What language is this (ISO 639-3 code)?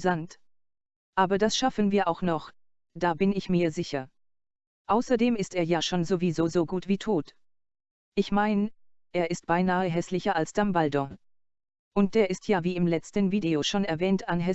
deu